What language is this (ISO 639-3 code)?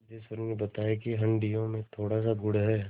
hin